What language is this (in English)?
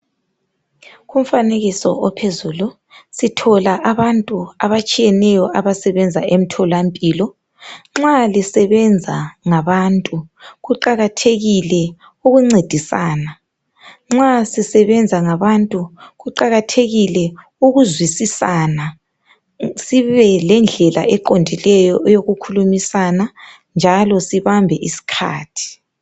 North Ndebele